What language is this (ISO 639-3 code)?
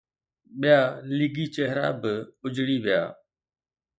snd